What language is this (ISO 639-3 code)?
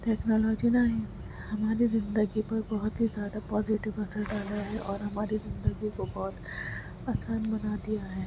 urd